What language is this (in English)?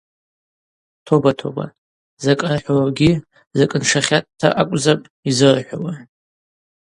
Abaza